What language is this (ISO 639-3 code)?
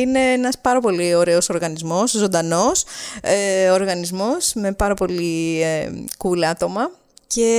ell